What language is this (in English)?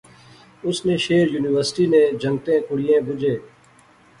Pahari-Potwari